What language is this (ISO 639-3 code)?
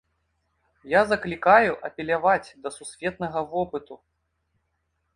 bel